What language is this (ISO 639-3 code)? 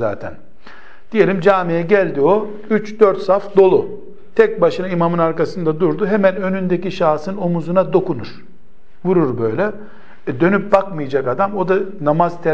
tur